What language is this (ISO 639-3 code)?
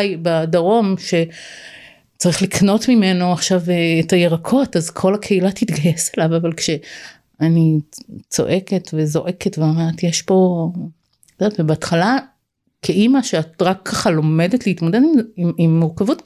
heb